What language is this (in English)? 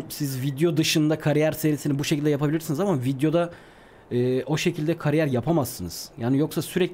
Turkish